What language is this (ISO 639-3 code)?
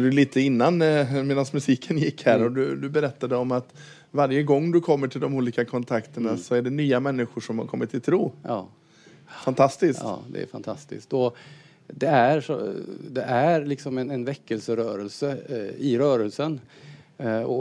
swe